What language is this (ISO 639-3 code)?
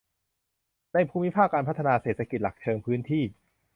tha